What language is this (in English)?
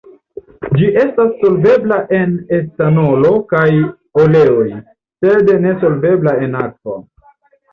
Esperanto